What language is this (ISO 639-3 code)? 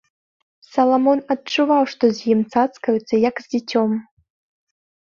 bel